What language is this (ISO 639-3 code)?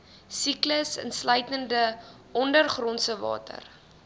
afr